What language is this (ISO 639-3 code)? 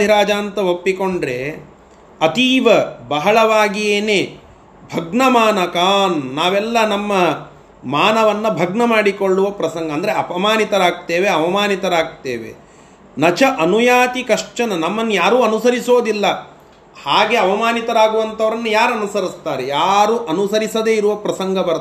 kan